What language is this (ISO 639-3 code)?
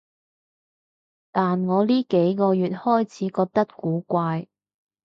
yue